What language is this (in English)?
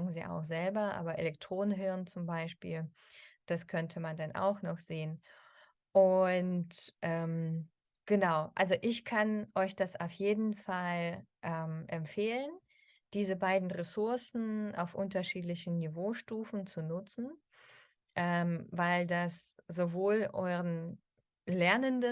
German